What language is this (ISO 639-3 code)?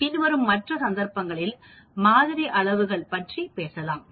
tam